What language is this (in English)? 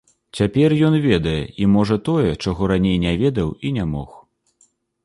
Belarusian